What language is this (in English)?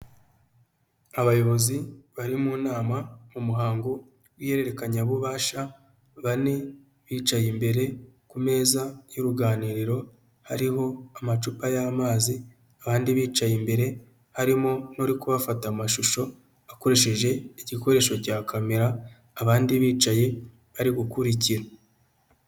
Kinyarwanda